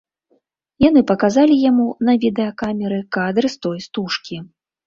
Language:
Belarusian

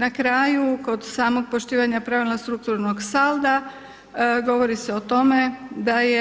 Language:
Croatian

